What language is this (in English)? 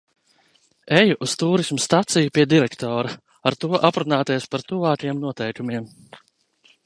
Latvian